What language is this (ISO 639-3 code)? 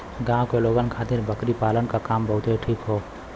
bho